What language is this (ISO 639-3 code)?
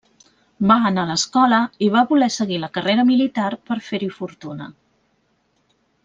cat